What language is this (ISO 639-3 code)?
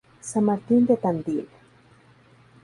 spa